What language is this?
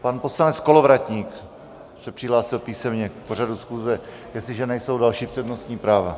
Czech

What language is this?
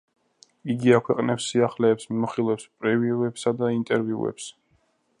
Georgian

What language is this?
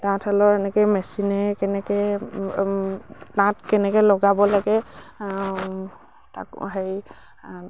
Assamese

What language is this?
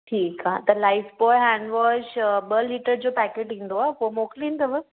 Sindhi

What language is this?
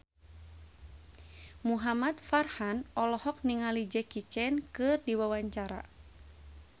Sundanese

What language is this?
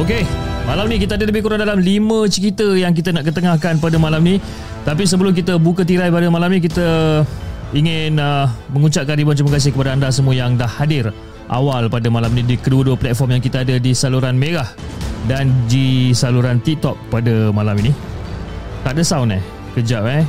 Malay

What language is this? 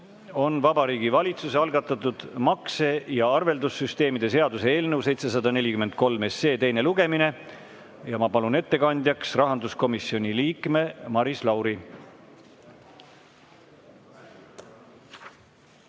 Estonian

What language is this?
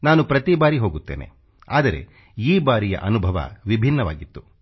Kannada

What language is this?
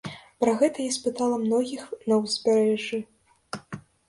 Belarusian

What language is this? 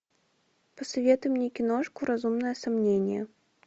Russian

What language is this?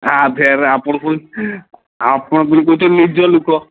Odia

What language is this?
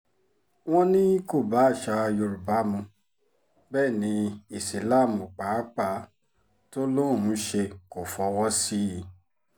Yoruba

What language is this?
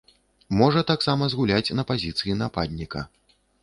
Belarusian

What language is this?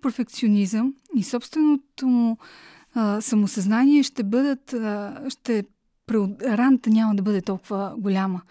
Bulgarian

